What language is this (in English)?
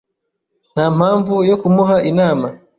Kinyarwanda